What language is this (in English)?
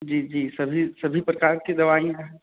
Hindi